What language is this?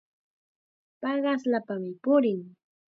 Chiquián Ancash Quechua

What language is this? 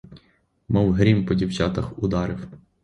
Ukrainian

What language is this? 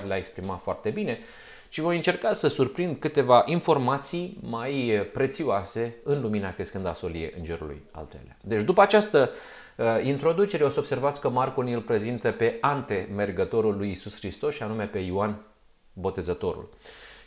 Romanian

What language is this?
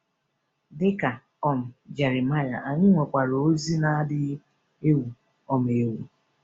Igbo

